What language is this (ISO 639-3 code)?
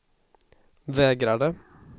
swe